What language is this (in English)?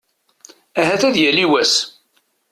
Kabyle